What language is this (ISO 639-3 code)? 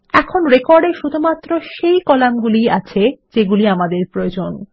ben